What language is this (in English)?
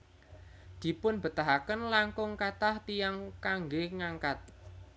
Javanese